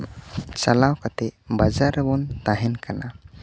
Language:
Santali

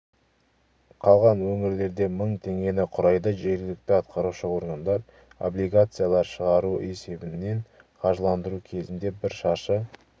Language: Kazakh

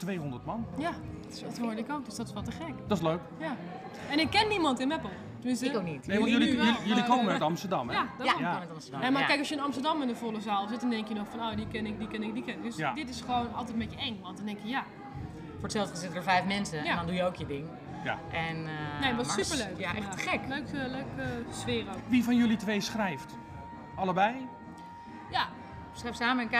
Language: Dutch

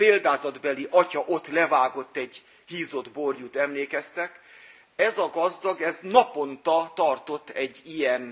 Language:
Hungarian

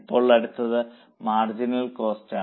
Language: Malayalam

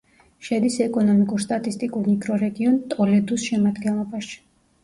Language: Georgian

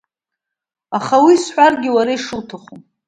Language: Abkhazian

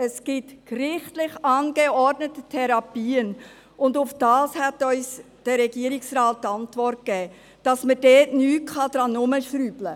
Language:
Swiss German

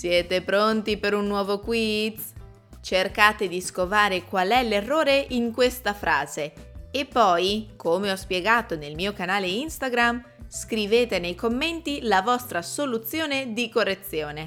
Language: Italian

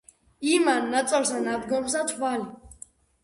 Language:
Georgian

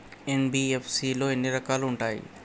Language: Telugu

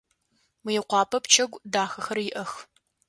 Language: Adyghe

